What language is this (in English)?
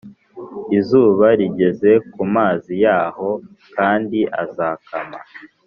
Kinyarwanda